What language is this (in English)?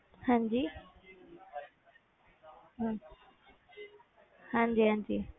Punjabi